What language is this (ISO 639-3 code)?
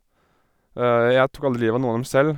nor